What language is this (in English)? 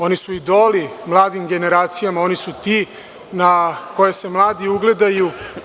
Serbian